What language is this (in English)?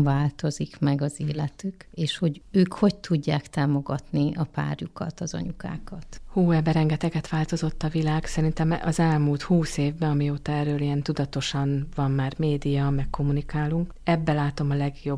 Hungarian